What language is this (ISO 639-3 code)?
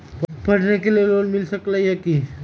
mag